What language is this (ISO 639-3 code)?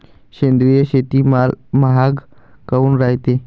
mar